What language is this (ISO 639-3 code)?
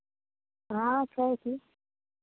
mai